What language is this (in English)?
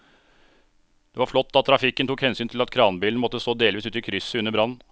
Norwegian